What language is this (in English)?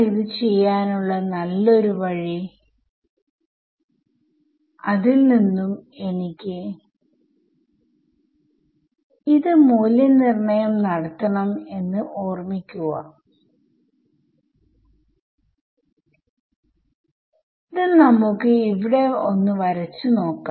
Malayalam